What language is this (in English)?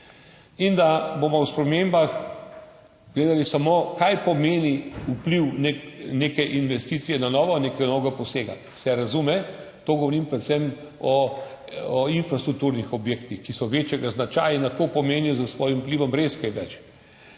Slovenian